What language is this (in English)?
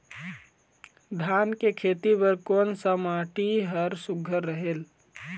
Chhattisgarhi